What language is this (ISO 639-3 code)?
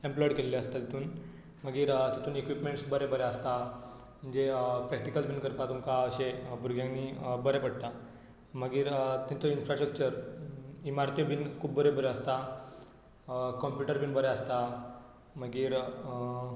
kok